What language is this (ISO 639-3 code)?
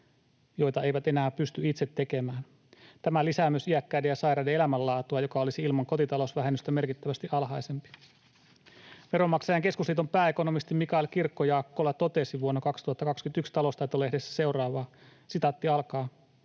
fin